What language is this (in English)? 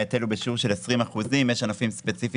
Hebrew